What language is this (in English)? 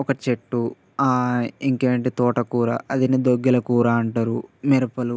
Telugu